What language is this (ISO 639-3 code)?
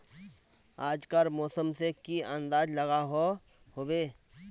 mag